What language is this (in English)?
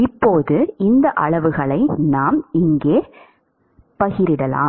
Tamil